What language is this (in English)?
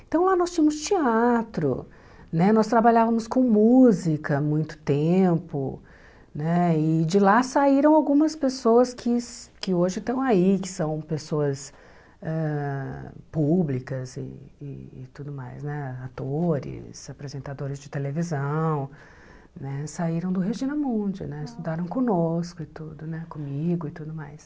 Portuguese